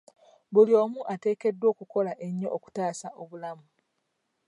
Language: Ganda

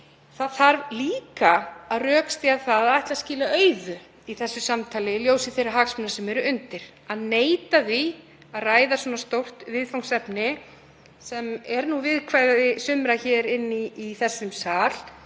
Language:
Icelandic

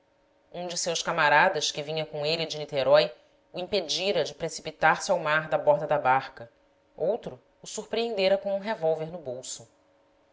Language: Portuguese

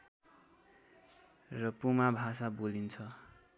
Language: Nepali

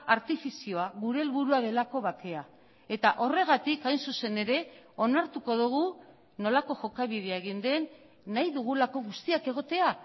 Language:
Basque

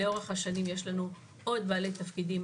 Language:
Hebrew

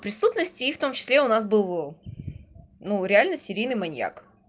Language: Russian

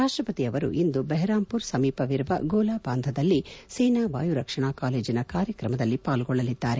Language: Kannada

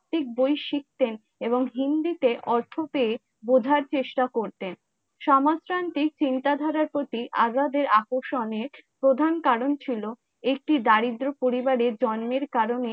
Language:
Bangla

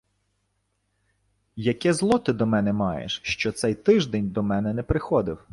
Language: Ukrainian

